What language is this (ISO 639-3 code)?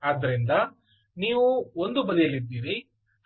kan